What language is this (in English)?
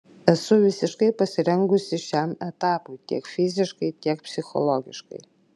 Lithuanian